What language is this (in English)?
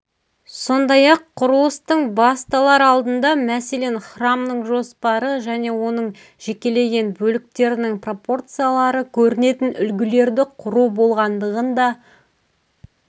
Kazakh